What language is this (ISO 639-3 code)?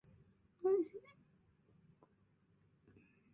zho